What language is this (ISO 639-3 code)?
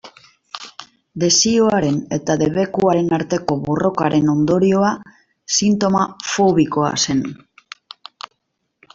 eus